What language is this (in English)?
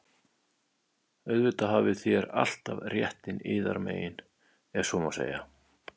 Icelandic